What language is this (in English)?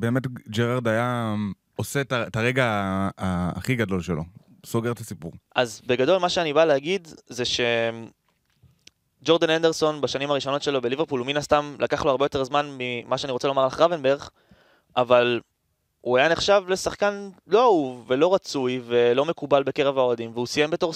Hebrew